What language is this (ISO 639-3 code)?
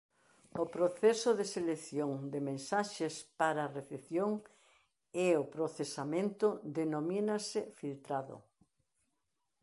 glg